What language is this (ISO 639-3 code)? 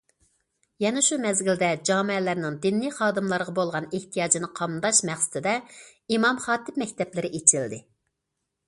uig